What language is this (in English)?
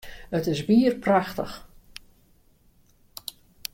Western Frisian